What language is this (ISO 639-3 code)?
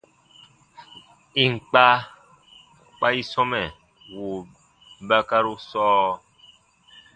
bba